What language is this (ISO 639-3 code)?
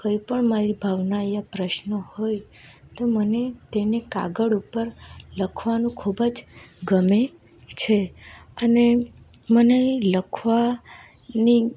guj